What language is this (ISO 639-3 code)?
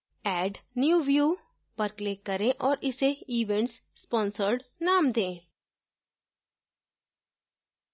hin